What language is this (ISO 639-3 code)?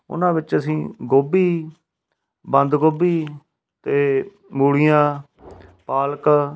pan